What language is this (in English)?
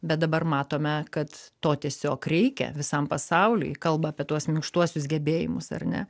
Lithuanian